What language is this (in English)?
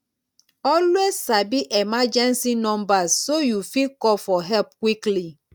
Nigerian Pidgin